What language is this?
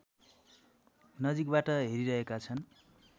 Nepali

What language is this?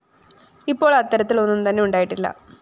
Malayalam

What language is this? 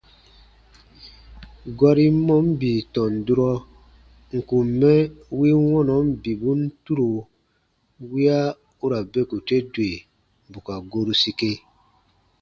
Baatonum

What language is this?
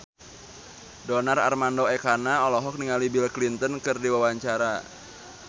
Sundanese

